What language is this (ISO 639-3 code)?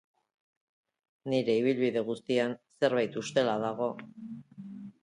eus